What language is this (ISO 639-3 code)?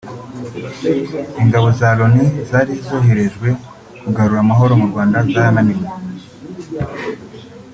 kin